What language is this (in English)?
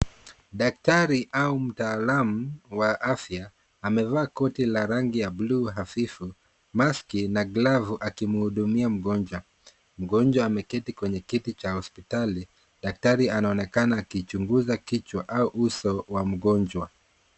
Swahili